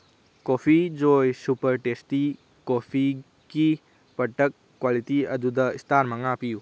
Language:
Manipuri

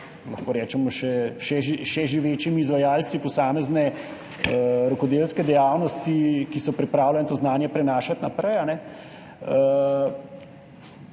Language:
Slovenian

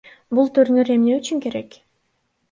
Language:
Kyrgyz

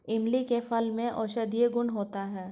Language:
Hindi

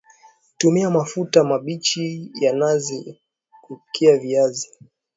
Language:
Swahili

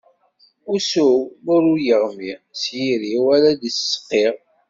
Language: Kabyle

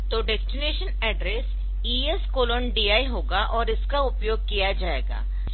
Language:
Hindi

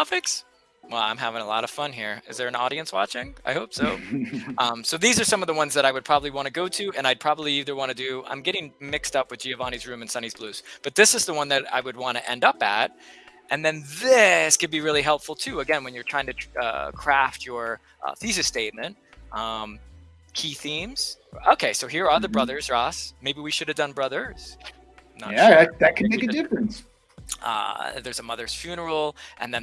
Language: English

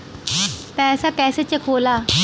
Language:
Bhojpuri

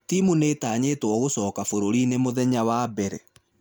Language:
Kikuyu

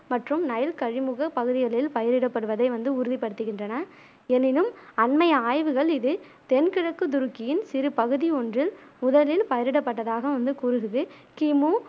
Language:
Tamil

